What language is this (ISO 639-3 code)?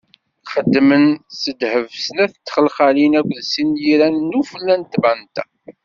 kab